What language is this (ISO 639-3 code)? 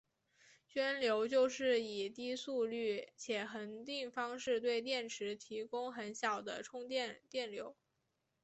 zho